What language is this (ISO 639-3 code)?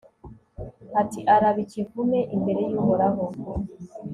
kin